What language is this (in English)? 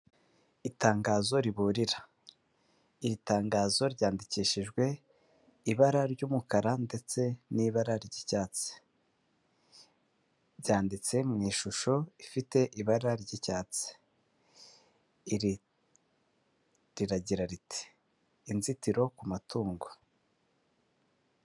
Kinyarwanda